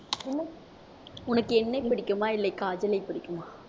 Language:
Tamil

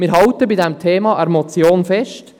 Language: Swiss German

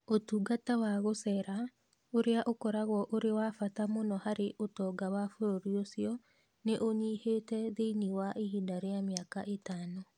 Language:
Kikuyu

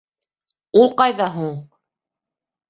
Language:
Bashkir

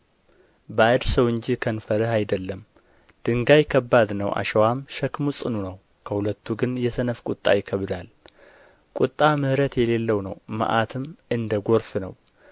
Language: Amharic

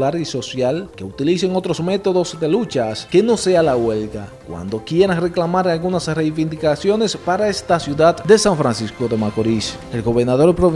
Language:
Spanish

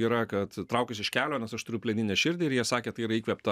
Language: Lithuanian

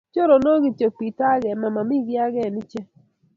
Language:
Kalenjin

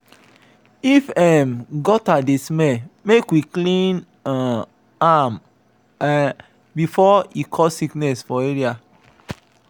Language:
Nigerian Pidgin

